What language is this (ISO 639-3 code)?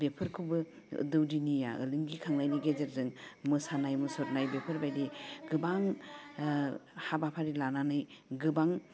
brx